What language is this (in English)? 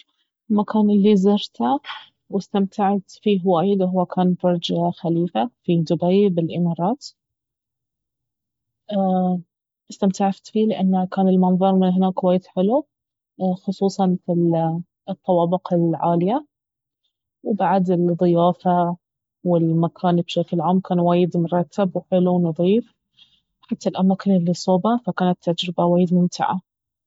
Baharna Arabic